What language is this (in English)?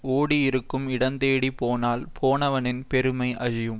Tamil